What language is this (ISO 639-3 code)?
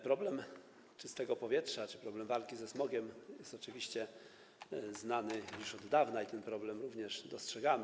pol